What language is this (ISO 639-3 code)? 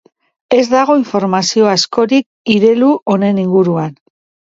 eus